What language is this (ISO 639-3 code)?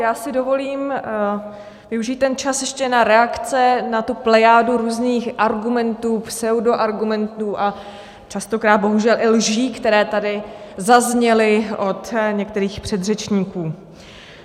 ces